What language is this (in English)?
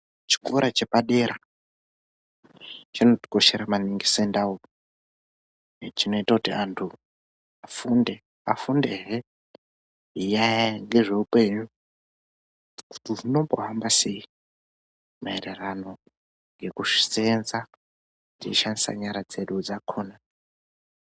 Ndau